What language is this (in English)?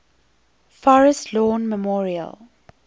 English